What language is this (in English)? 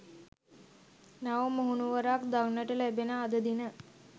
Sinhala